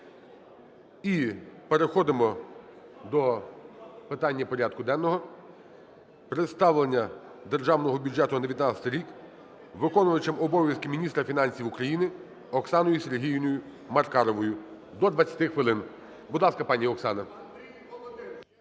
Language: Ukrainian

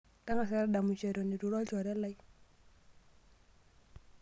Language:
Masai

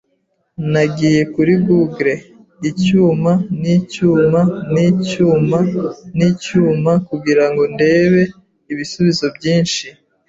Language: Kinyarwanda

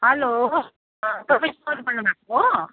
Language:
Nepali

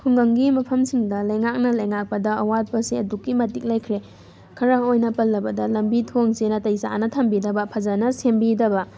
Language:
Manipuri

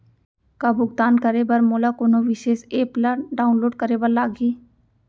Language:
Chhattisgarhi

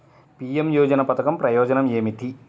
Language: Telugu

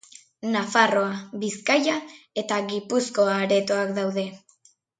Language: Basque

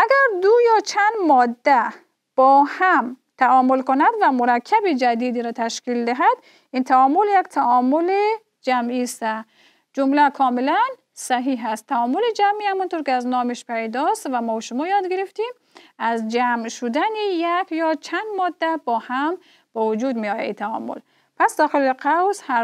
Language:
Persian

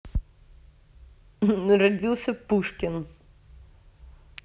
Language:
Russian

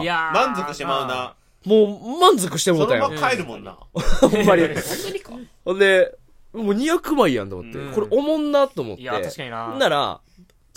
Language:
Japanese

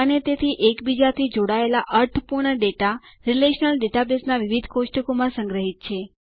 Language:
Gujarati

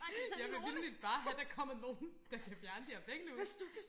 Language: Danish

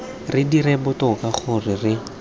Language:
Tswana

